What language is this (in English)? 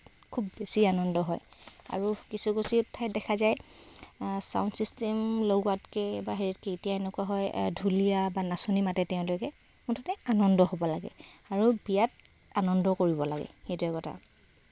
Assamese